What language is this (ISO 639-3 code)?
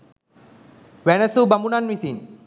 sin